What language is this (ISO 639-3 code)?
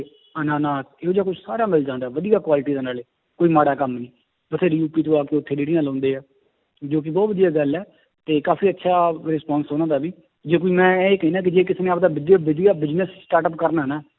pan